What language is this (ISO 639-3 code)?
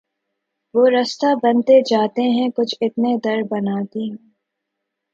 urd